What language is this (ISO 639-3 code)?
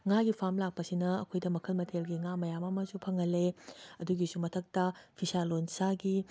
mni